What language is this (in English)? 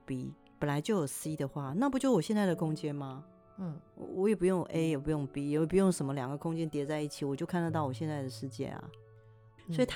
Chinese